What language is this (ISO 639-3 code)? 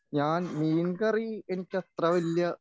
mal